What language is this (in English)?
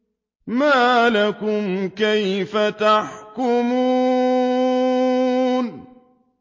Arabic